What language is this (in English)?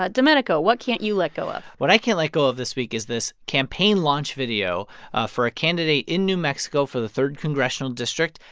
English